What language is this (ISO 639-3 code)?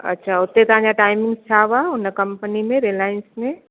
snd